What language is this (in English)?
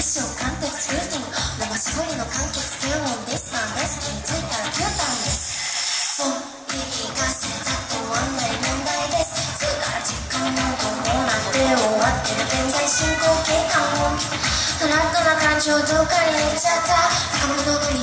Japanese